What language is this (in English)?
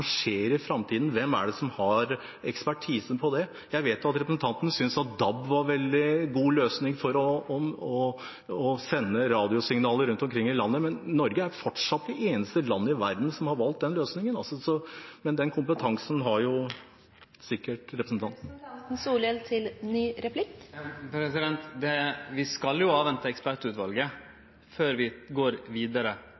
Norwegian